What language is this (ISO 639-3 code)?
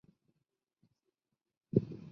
zho